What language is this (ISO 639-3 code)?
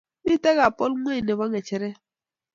kln